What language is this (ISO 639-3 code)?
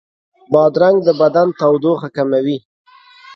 pus